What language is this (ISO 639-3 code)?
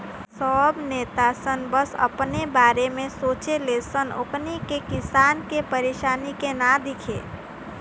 bho